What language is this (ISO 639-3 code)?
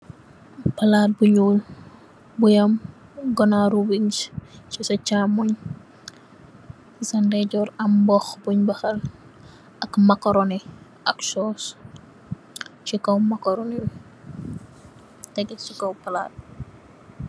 wol